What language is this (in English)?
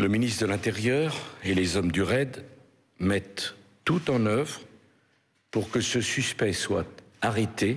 French